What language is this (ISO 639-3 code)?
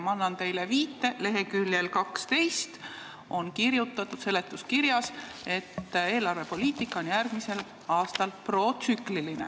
est